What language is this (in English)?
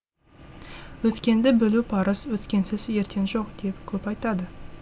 Kazakh